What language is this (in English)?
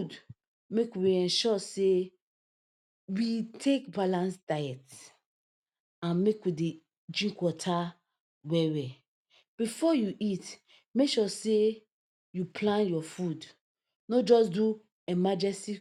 Nigerian Pidgin